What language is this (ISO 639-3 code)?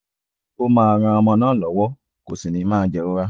yor